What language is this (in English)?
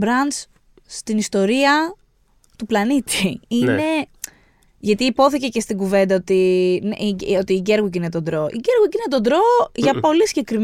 Greek